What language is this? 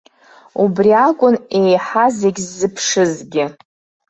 Abkhazian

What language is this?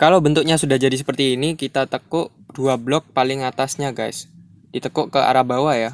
Indonesian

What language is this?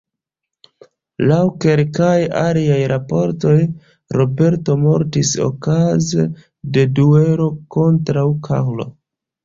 Esperanto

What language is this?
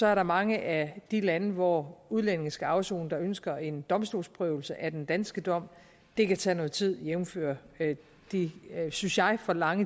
Danish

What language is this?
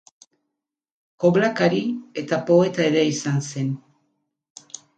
Basque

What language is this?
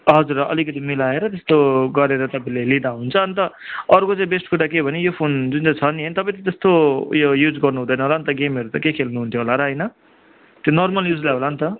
Nepali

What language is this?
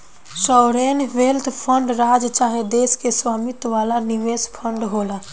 Bhojpuri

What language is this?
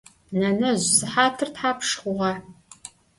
Adyghe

